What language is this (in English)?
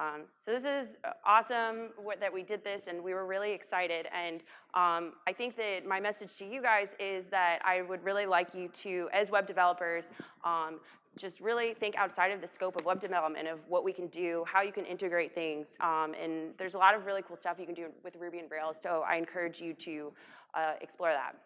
English